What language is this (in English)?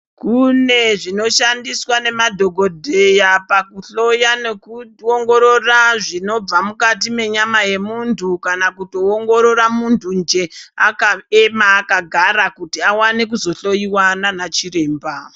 Ndau